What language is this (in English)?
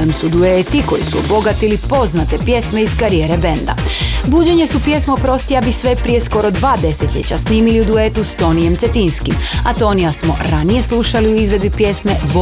Croatian